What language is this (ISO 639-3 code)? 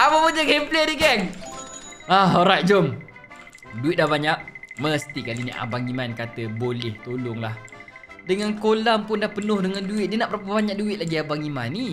msa